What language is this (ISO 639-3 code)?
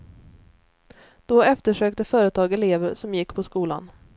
swe